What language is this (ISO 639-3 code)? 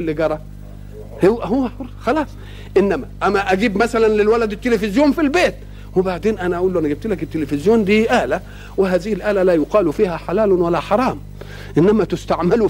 ara